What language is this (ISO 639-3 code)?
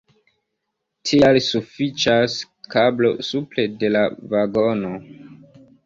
epo